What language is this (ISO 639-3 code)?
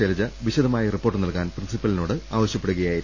mal